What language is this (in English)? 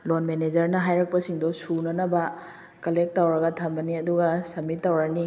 Manipuri